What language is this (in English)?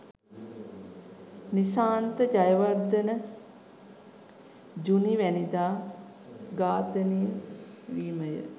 Sinhala